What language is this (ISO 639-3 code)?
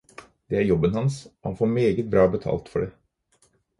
nob